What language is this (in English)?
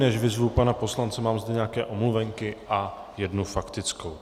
Czech